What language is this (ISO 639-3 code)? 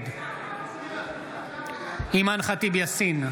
heb